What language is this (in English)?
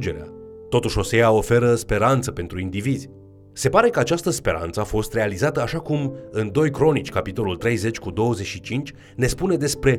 Romanian